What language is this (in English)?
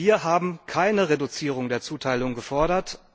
German